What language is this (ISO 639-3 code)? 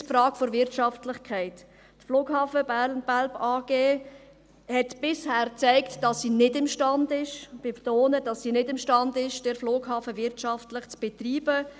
gsw